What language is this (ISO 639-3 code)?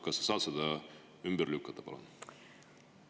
est